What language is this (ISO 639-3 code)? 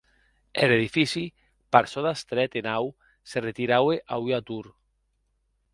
oci